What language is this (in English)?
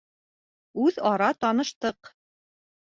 Bashkir